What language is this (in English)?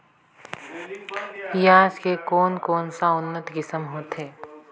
Chhattisgarhi